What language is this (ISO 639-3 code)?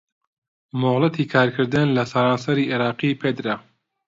ckb